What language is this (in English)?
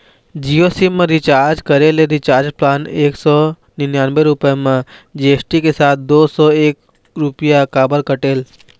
Chhattisgarhi